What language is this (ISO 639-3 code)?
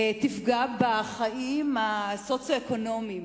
heb